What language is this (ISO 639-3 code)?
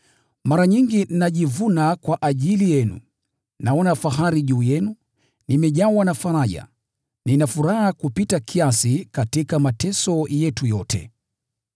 swa